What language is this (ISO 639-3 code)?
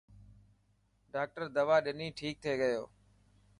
mki